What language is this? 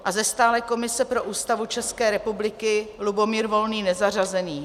Czech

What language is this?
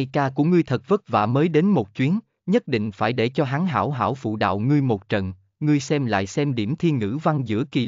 Vietnamese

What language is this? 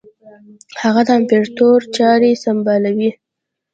Pashto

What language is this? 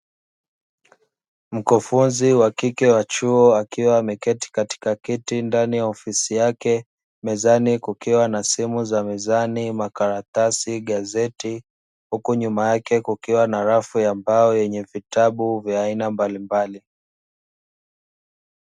Swahili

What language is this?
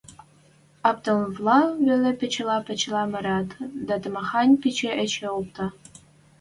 Western Mari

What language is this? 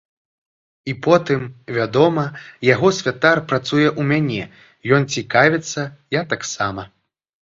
Belarusian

